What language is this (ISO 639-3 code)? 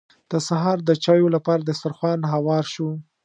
pus